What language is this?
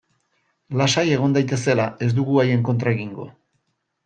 Basque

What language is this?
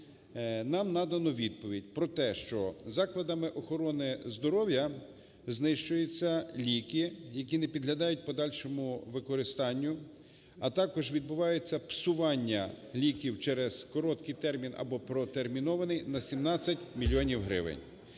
Ukrainian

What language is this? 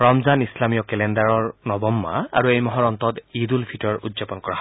Assamese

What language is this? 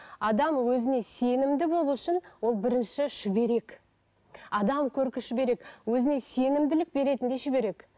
Kazakh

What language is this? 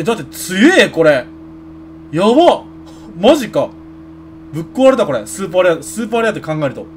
Japanese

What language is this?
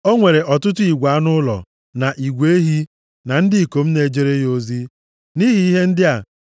Igbo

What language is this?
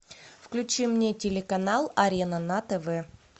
Russian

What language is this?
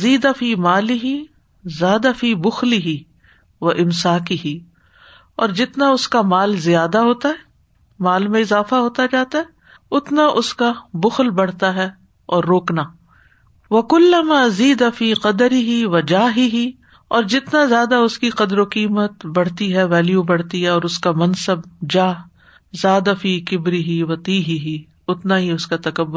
Urdu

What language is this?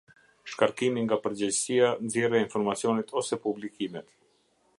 Albanian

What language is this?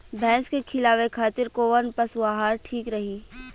Bhojpuri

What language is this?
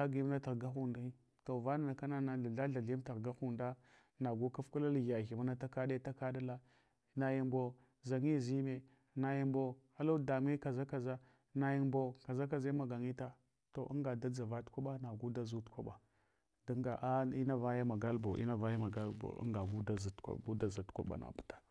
Hwana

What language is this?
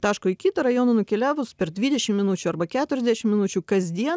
Lithuanian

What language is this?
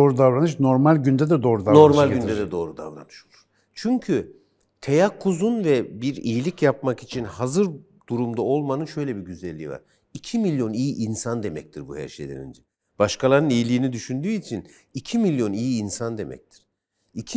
Turkish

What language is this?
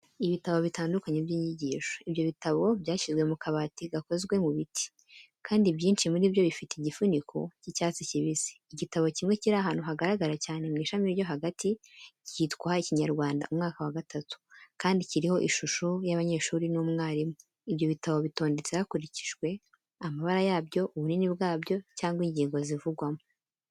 Kinyarwanda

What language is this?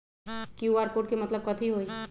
Magahi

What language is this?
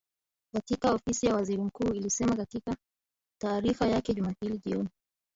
Swahili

